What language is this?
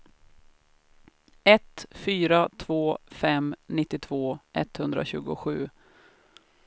Swedish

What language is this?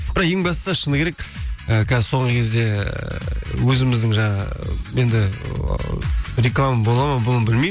Kazakh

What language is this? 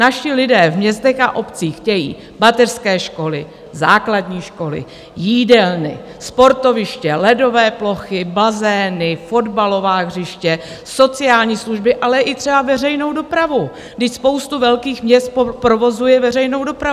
Czech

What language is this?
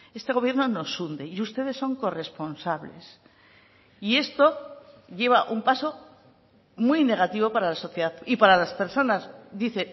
Spanish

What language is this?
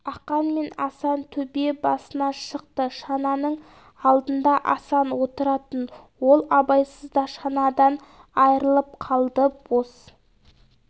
Kazakh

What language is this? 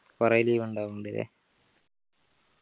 Malayalam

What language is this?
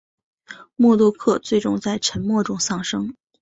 Chinese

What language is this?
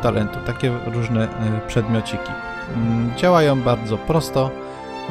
Polish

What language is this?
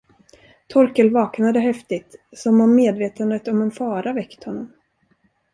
Swedish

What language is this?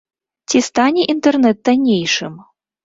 Belarusian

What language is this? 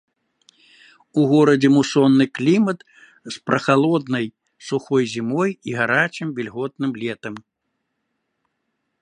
Belarusian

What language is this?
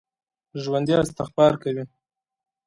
Pashto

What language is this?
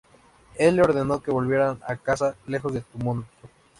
Spanish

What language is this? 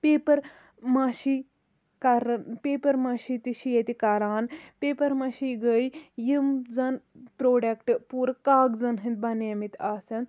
Kashmiri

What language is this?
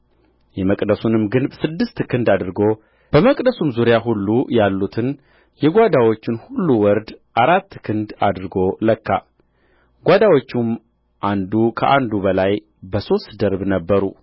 Amharic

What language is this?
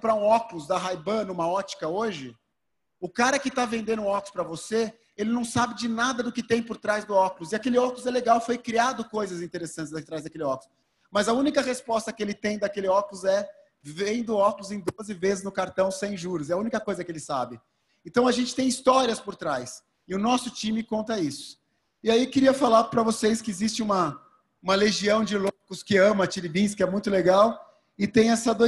Portuguese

